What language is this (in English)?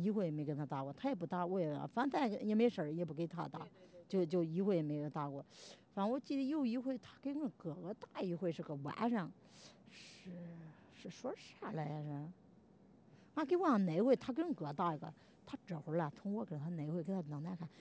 Chinese